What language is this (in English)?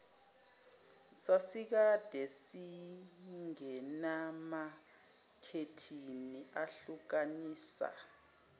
Zulu